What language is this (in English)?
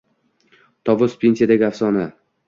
Uzbek